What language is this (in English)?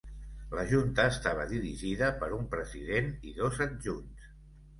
Catalan